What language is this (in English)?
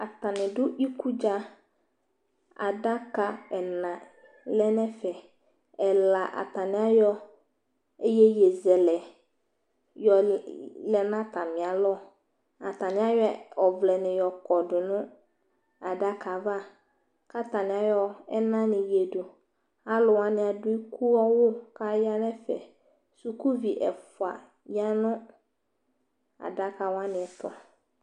Ikposo